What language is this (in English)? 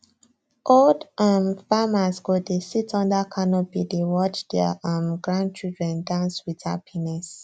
Nigerian Pidgin